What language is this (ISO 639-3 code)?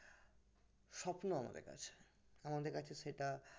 ben